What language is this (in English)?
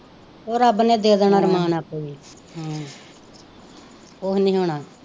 Punjabi